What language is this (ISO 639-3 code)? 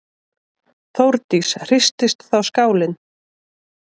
isl